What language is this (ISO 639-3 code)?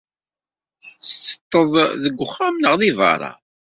kab